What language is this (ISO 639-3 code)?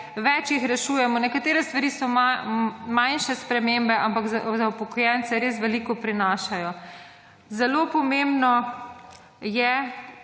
slv